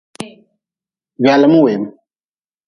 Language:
Nawdm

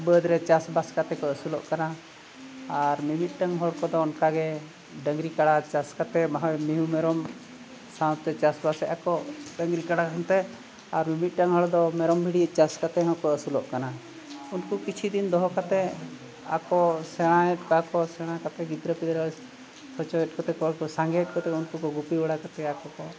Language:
Santali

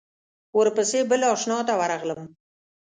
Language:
Pashto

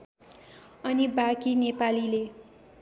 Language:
Nepali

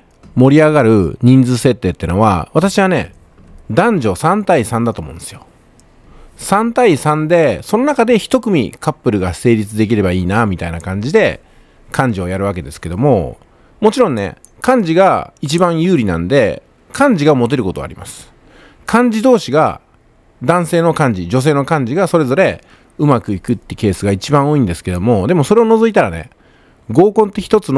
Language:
Japanese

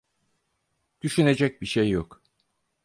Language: Turkish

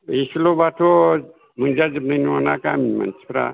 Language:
Bodo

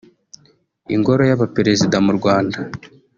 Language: Kinyarwanda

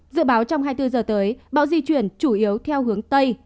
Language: Vietnamese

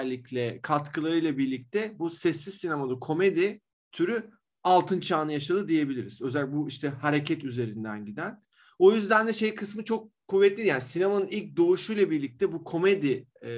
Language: Turkish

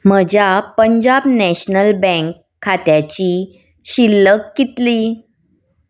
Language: Konkani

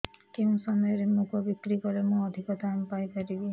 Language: Odia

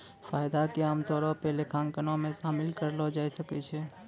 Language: Maithili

